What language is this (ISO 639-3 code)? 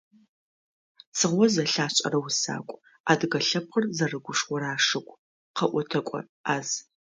ady